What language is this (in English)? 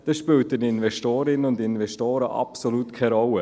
Swiss German